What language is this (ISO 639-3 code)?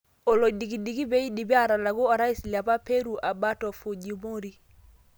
mas